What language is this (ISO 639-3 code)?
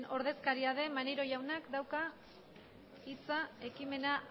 eus